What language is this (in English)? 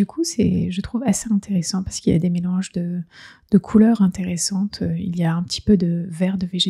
French